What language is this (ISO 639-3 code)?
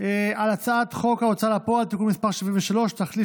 heb